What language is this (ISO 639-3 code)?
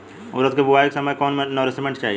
bho